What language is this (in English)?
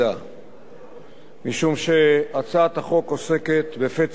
Hebrew